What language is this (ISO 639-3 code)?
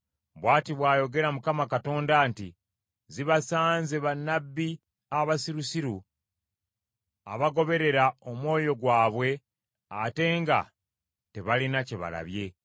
lug